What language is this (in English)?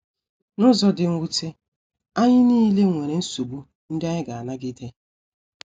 Igbo